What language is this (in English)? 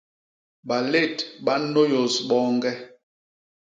Basaa